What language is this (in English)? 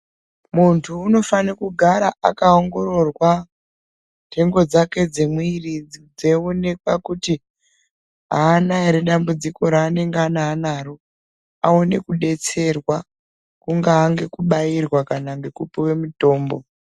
Ndau